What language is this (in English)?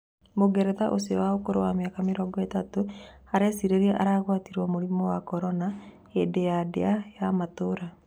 Kikuyu